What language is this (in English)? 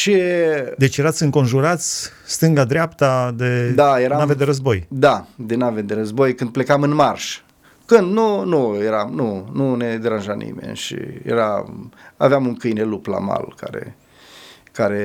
Romanian